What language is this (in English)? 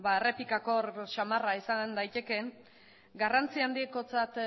Basque